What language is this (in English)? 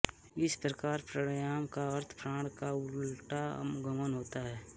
Hindi